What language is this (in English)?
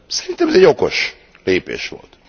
Hungarian